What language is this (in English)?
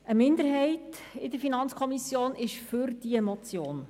Swiss German